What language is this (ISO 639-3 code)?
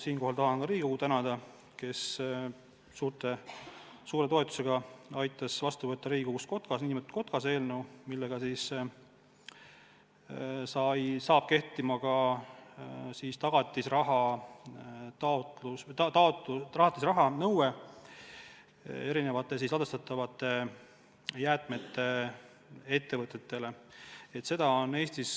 est